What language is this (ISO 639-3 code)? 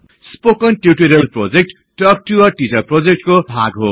nep